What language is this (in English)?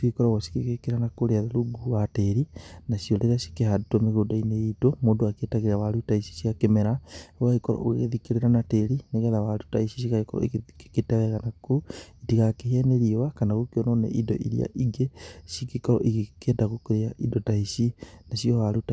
Kikuyu